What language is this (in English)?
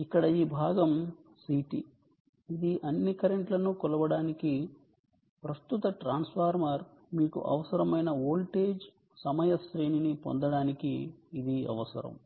Telugu